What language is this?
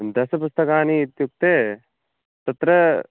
Sanskrit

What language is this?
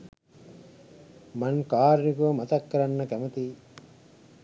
Sinhala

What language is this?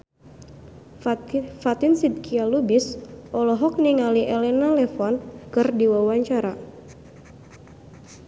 Sundanese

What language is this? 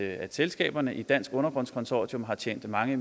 Danish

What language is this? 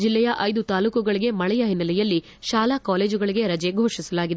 Kannada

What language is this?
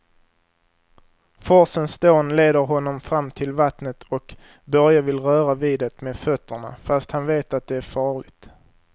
Swedish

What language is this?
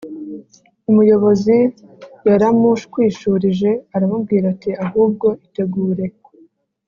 Kinyarwanda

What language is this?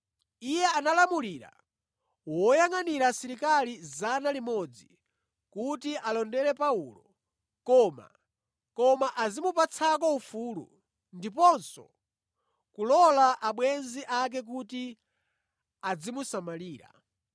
Nyanja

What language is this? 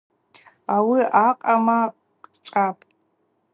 Abaza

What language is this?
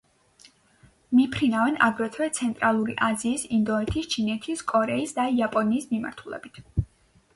Georgian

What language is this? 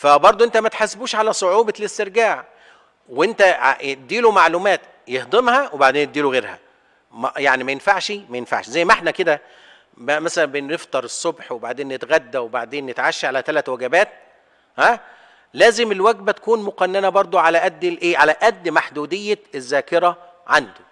Arabic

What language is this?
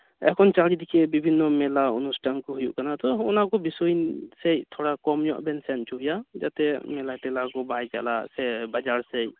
Santali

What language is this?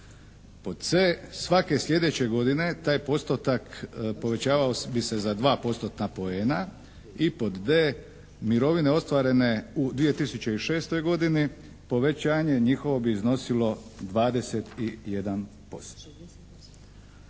Croatian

